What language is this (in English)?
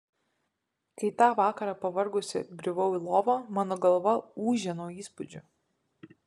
Lithuanian